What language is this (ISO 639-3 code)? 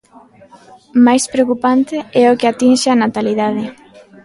glg